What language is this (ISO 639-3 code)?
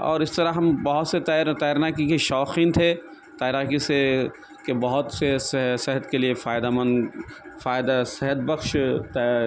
urd